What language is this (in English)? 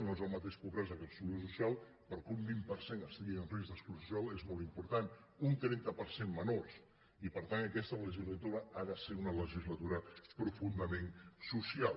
Catalan